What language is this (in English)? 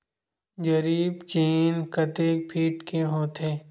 Chhattisgarhi